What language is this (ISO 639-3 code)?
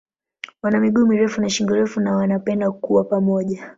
swa